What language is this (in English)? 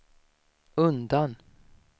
Swedish